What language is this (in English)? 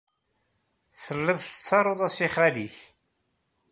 Kabyle